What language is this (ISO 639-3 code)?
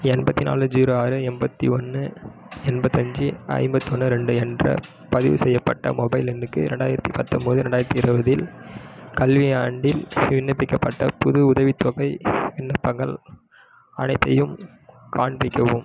tam